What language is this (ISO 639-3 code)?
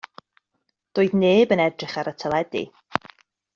cym